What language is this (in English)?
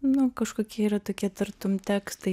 Lithuanian